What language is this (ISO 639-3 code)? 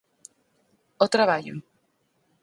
glg